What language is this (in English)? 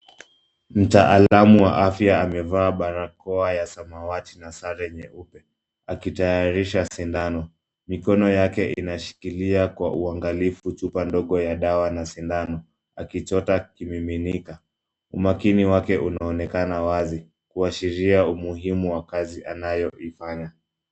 Swahili